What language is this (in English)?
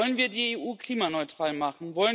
German